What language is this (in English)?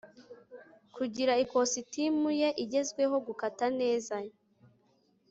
Kinyarwanda